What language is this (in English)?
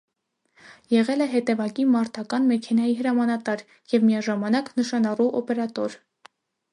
Armenian